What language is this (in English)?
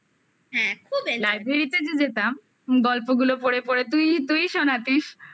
Bangla